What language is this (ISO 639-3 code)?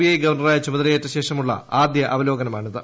mal